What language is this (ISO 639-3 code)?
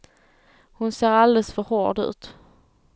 swe